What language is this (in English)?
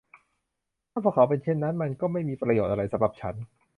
Thai